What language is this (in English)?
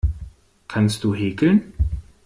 German